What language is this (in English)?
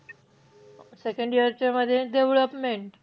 Marathi